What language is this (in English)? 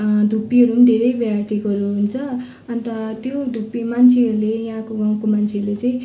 Nepali